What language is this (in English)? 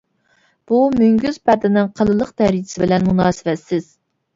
Uyghur